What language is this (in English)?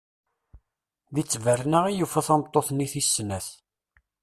Kabyle